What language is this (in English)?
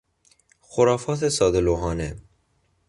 Persian